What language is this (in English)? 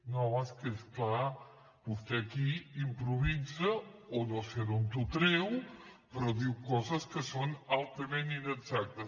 Catalan